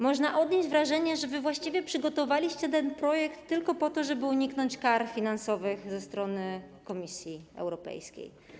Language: Polish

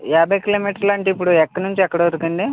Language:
Telugu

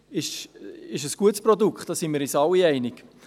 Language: Swiss German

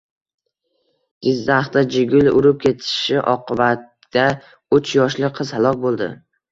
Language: Uzbek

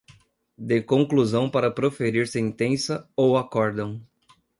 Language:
Portuguese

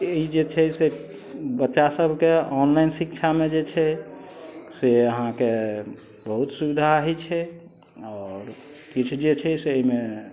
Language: Maithili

